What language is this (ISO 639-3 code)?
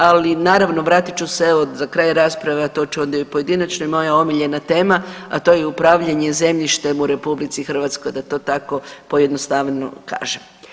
hrv